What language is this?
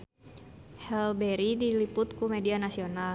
Sundanese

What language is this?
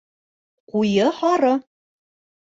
Bashkir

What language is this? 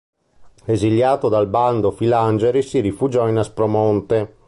Italian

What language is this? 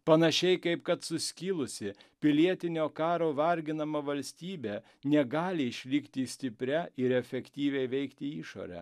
Lithuanian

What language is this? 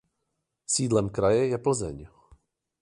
Czech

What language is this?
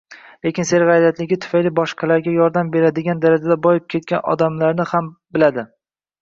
Uzbek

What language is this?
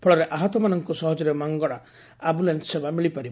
Odia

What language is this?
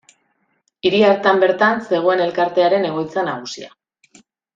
Basque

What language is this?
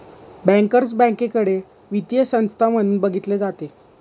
Marathi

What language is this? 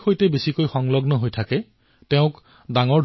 Assamese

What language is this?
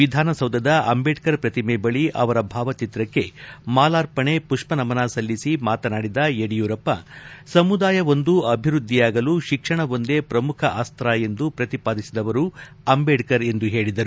Kannada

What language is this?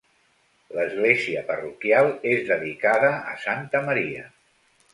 Catalan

